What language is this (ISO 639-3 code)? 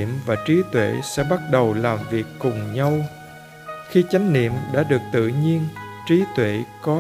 vie